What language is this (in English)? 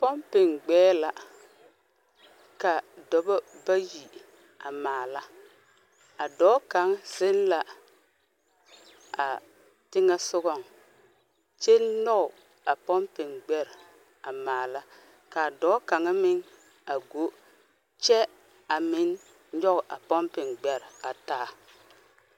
Southern Dagaare